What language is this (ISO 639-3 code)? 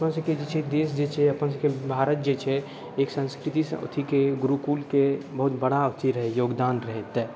mai